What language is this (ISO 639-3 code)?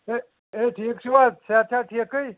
kas